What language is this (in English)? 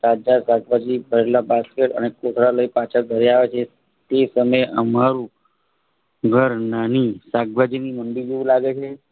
Gujarati